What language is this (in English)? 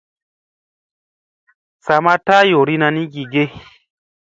Musey